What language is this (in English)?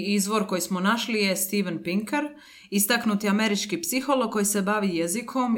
Croatian